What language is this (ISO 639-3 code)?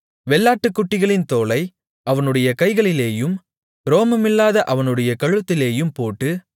tam